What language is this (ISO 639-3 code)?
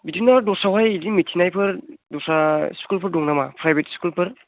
brx